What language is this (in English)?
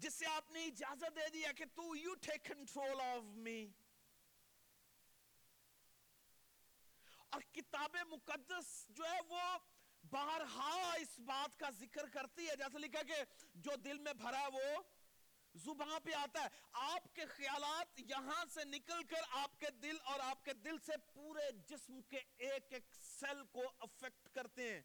Urdu